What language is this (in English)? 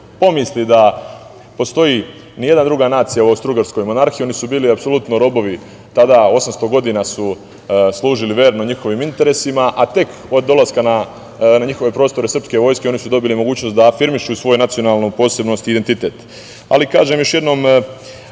Serbian